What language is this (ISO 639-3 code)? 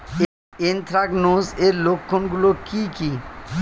ben